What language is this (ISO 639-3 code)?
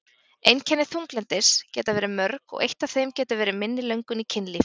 isl